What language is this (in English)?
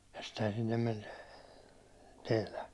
Finnish